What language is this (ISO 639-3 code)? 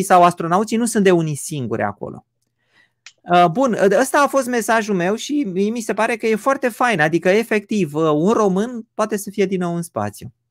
ron